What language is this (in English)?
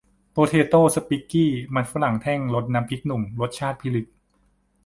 Thai